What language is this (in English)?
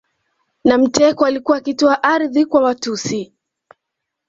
Swahili